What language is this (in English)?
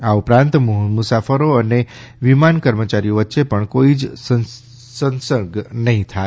Gujarati